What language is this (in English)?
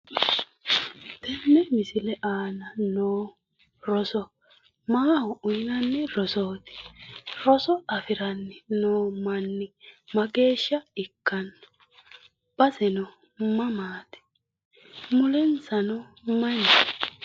Sidamo